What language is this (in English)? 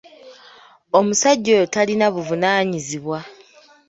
Ganda